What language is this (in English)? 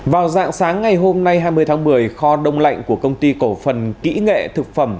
Vietnamese